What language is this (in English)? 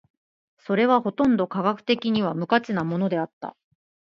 Japanese